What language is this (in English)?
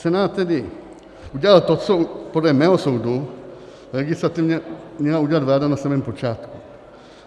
Czech